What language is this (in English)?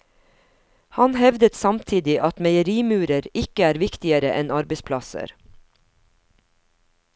Norwegian